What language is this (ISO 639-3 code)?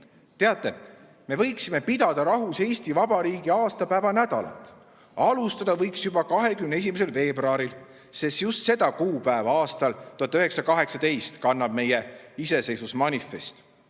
est